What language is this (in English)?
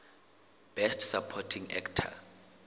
Southern Sotho